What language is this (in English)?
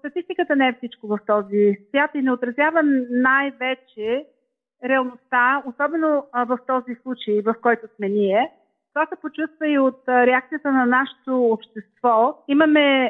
Bulgarian